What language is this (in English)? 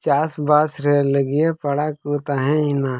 Santali